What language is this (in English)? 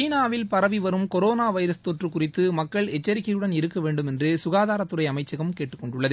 Tamil